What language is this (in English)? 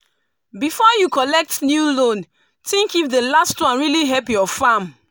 Nigerian Pidgin